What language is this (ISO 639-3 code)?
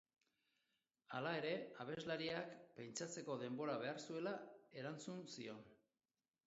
eus